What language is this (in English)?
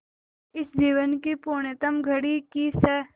Hindi